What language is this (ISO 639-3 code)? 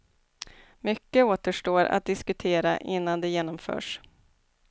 swe